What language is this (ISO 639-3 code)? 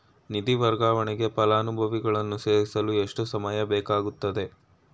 kan